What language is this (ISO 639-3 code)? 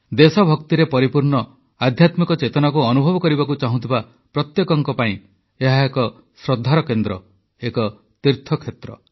ori